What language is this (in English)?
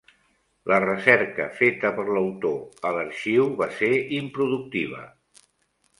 Catalan